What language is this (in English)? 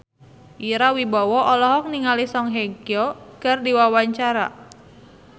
Sundanese